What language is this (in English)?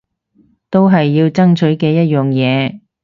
Cantonese